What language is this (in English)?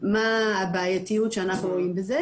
Hebrew